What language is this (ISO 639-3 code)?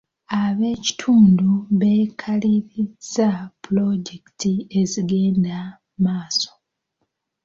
lug